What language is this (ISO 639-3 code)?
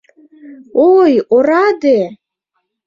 chm